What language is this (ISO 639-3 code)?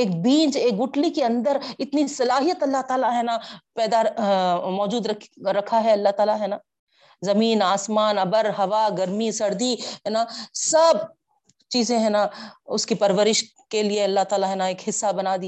urd